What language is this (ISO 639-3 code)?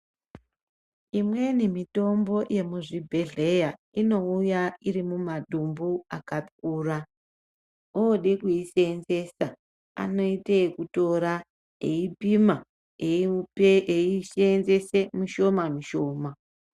ndc